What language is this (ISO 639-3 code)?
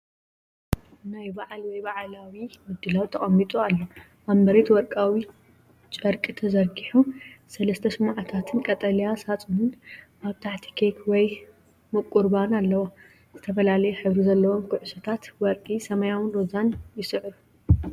tir